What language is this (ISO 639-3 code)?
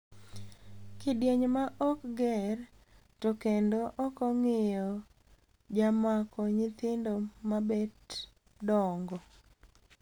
luo